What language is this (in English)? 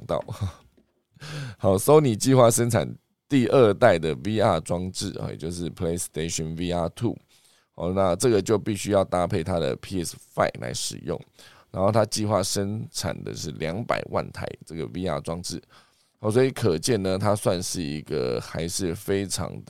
Chinese